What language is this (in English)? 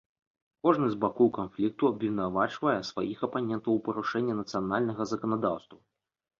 Belarusian